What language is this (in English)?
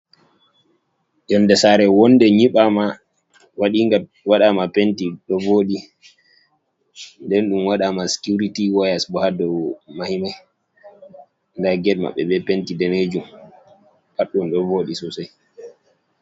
Fula